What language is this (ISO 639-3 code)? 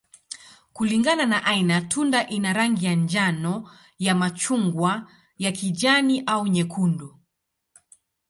swa